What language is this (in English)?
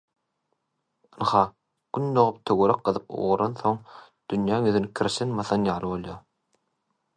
Turkmen